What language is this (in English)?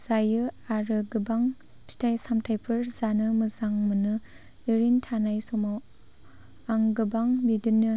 Bodo